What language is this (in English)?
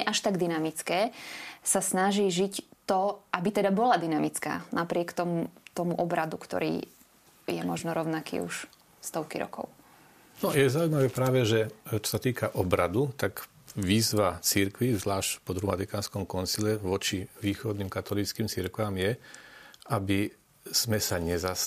Slovak